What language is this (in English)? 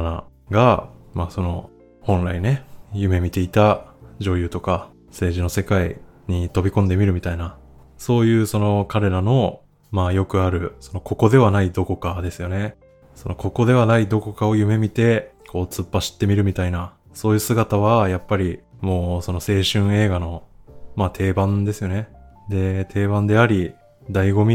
Japanese